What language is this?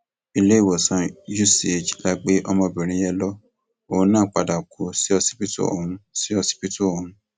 Yoruba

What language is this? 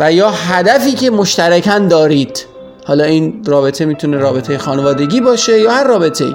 Persian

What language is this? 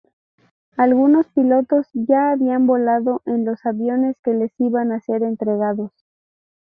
Spanish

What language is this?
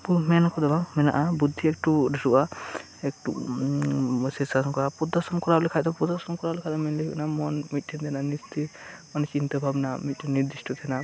Santali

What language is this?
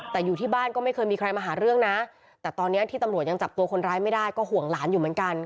Thai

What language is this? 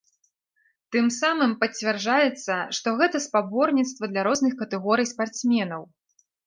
Belarusian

